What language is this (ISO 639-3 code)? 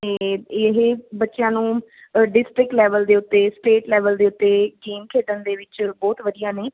pan